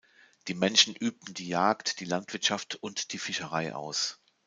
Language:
German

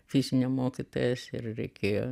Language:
Lithuanian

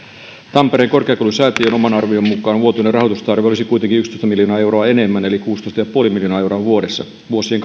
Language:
Finnish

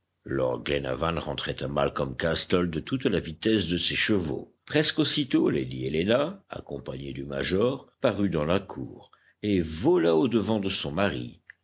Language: French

